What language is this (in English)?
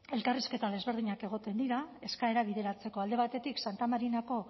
Basque